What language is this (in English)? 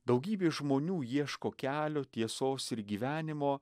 Lithuanian